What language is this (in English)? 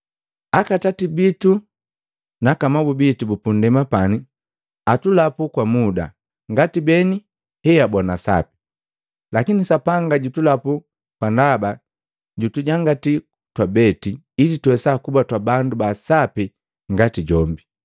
Matengo